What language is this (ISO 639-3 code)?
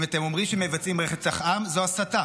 heb